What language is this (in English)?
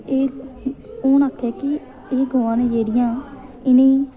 Dogri